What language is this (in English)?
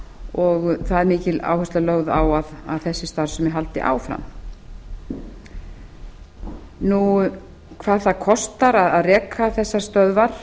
Icelandic